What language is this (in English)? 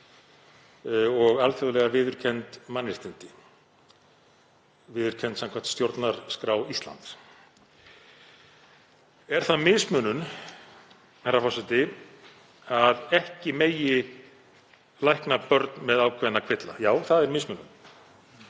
Icelandic